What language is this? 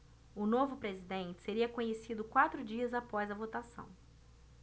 Portuguese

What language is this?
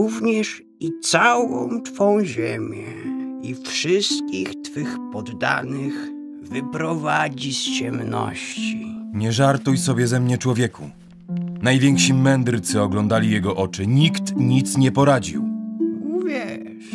Polish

